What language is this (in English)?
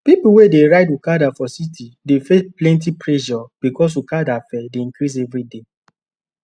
Nigerian Pidgin